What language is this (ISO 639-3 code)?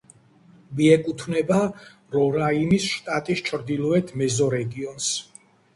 kat